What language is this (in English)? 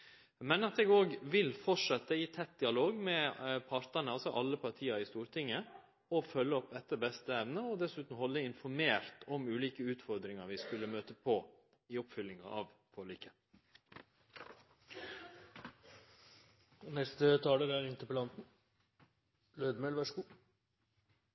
Norwegian Nynorsk